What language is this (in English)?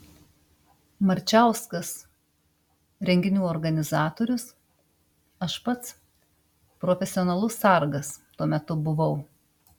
Lithuanian